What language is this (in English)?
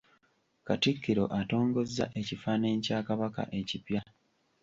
Ganda